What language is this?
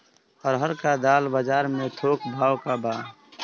Bhojpuri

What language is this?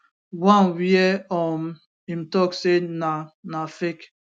Nigerian Pidgin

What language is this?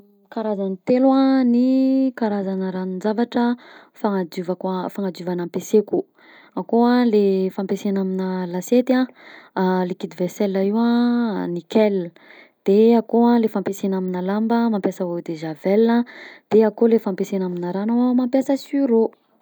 Southern Betsimisaraka Malagasy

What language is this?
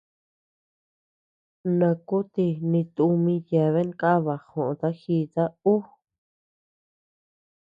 Tepeuxila Cuicatec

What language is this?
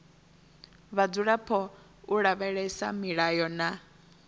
Venda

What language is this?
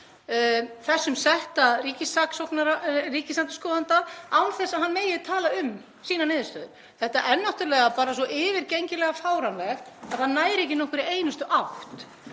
Icelandic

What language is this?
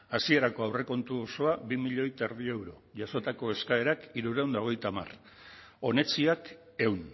Basque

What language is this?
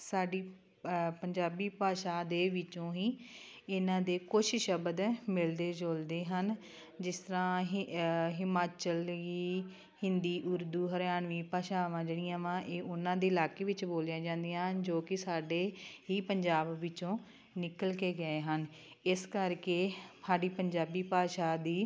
Punjabi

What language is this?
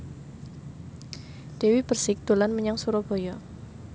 Javanese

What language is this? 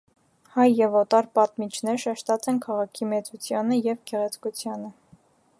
Armenian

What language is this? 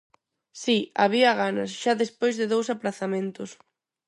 Galician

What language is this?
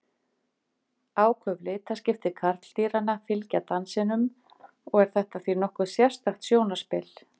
Icelandic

